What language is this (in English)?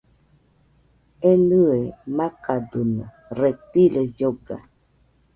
Nüpode Huitoto